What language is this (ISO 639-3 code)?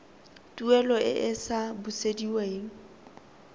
tsn